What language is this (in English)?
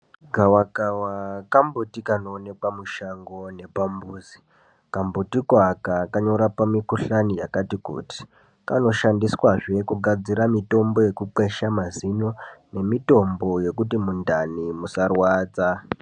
Ndau